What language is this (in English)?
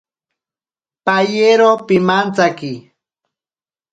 Ashéninka Perené